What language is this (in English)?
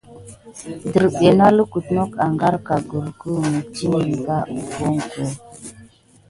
Gidar